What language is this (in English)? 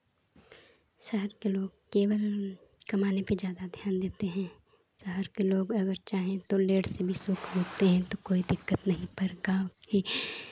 Hindi